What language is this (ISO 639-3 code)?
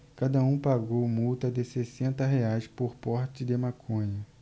por